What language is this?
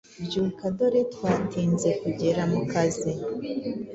Kinyarwanda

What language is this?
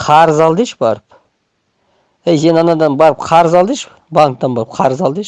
Turkish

